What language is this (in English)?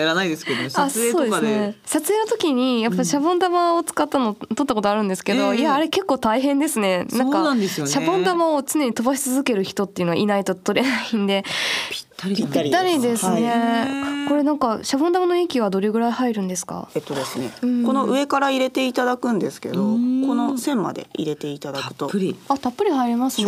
Japanese